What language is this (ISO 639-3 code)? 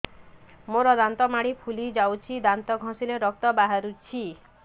ori